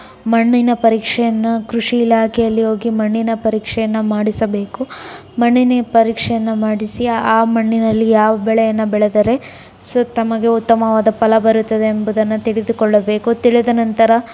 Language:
Kannada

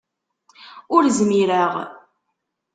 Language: Kabyle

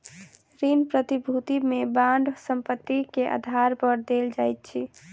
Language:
Maithili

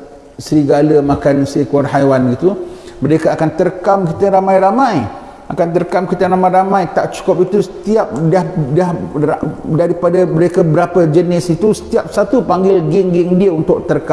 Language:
Malay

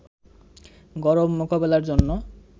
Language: Bangla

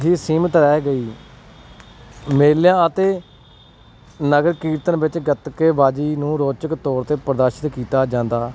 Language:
Punjabi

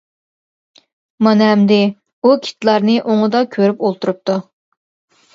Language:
Uyghur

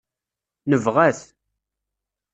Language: Kabyle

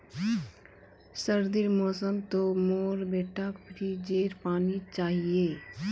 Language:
Magahi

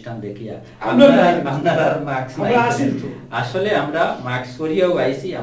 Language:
Indonesian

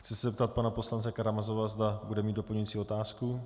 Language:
Czech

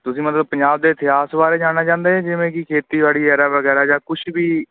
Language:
Punjabi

